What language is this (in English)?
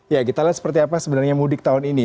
Indonesian